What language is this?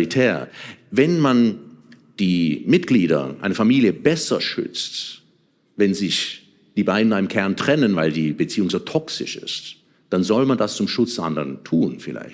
German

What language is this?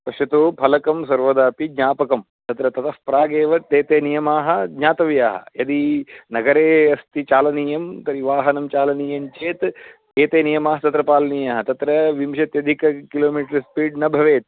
Sanskrit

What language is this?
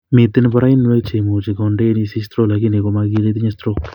Kalenjin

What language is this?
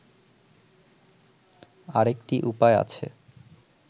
Bangla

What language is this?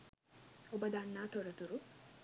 Sinhala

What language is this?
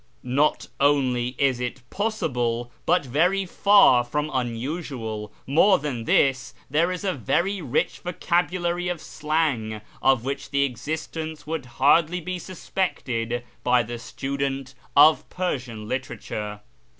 English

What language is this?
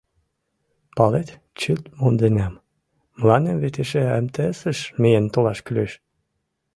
Mari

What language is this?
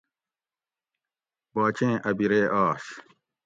Gawri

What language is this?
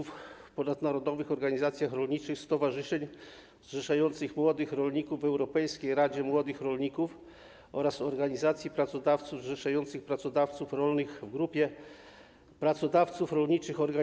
Polish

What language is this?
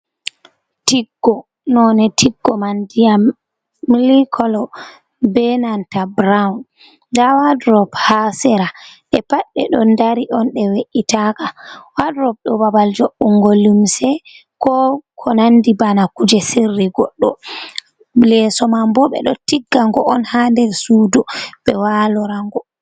Fula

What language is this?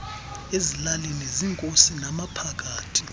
Xhosa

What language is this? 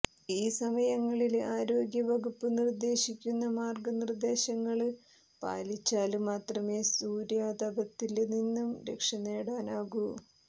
Malayalam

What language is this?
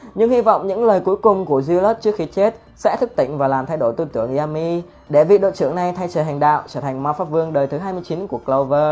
Vietnamese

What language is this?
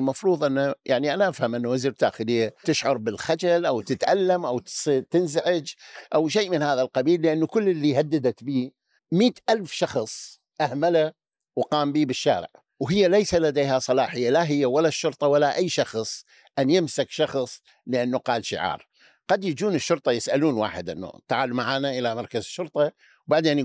Arabic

